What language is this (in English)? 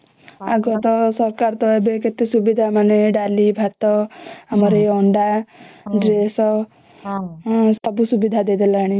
Odia